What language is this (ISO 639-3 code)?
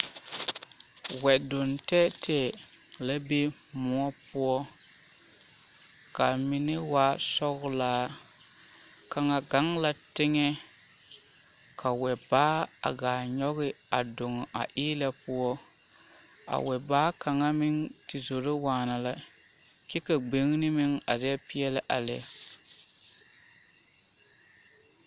dga